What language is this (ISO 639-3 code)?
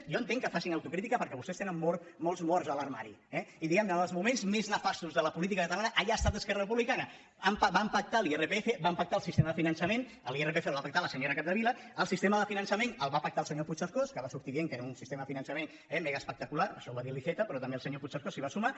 cat